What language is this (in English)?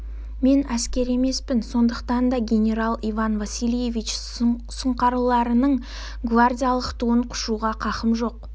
Kazakh